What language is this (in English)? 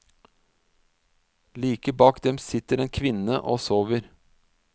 Norwegian